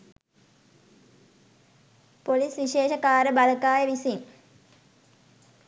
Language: Sinhala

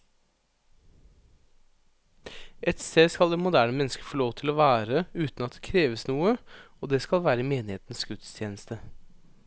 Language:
Norwegian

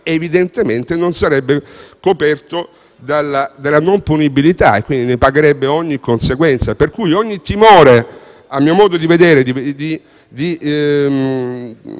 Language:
Italian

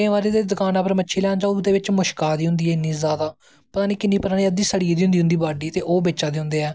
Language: Dogri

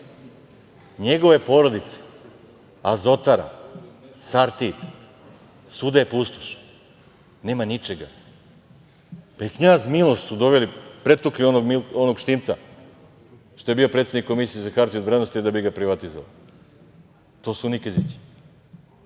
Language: Serbian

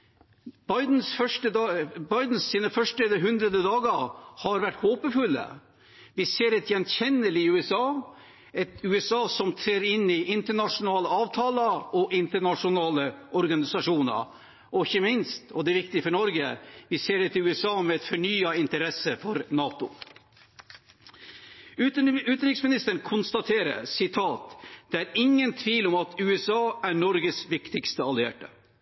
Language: Norwegian Bokmål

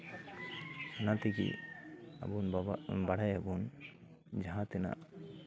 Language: Santali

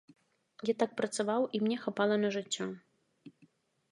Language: Belarusian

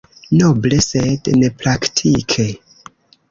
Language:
Esperanto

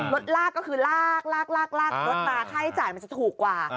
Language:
Thai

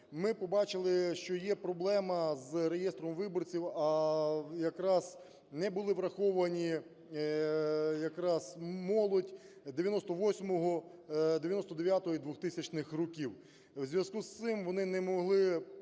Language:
Ukrainian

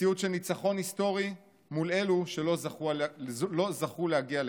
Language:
Hebrew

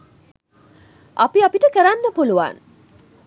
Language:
Sinhala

